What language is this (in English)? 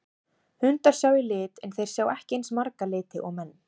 Icelandic